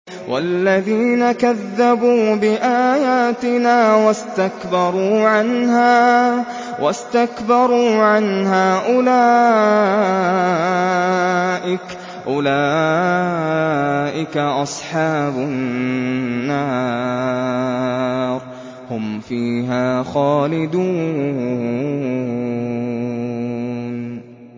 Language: Arabic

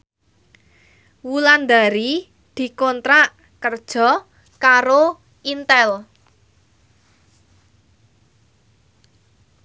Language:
Javanese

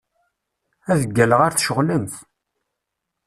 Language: Kabyle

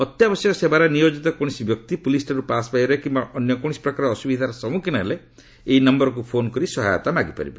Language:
Odia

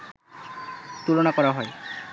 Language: Bangla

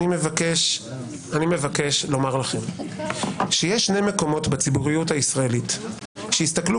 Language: Hebrew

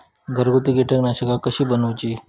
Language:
Marathi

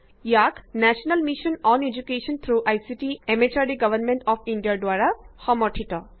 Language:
Assamese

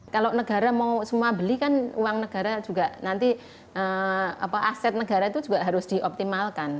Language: Indonesian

